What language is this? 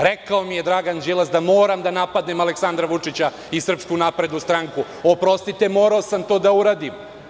Serbian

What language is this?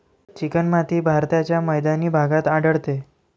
Marathi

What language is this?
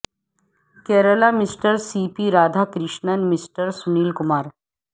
Urdu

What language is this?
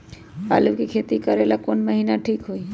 Magahi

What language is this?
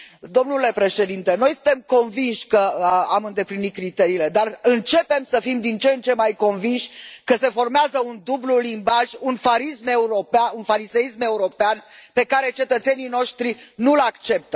Romanian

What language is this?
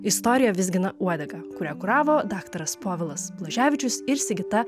Lithuanian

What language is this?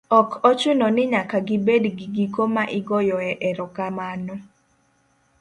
Luo (Kenya and Tanzania)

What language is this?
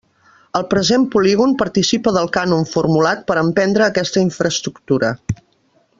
Catalan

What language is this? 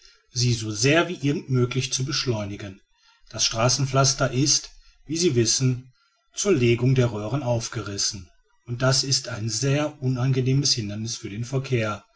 German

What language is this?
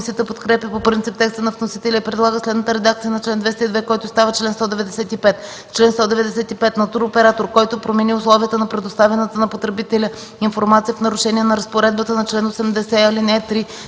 Bulgarian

